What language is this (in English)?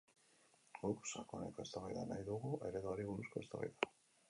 Basque